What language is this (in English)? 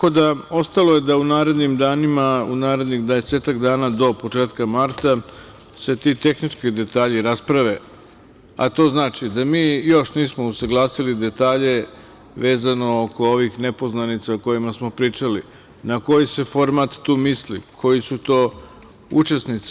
Serbian